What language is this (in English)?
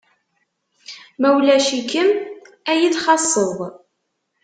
Kabyle